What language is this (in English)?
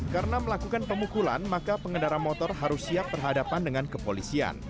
Indonesian